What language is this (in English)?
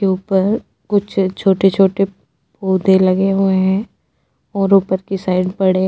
Hindi